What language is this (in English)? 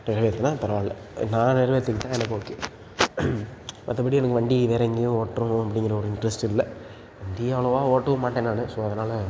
Tamil